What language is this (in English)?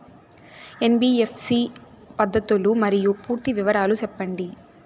Telugu